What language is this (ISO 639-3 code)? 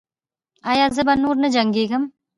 pus